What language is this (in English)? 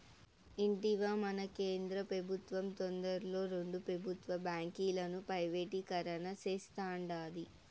Telugu